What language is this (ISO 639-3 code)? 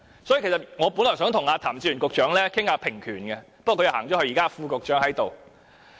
yue